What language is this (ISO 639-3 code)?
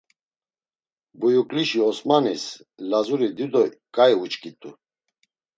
lzz